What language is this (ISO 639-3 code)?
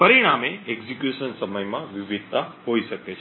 guj